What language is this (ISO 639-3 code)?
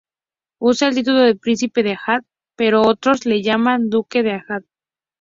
spa